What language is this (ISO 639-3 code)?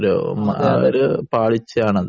mal